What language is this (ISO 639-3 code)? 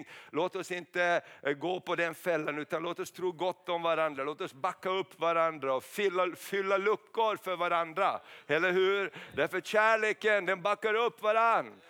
swe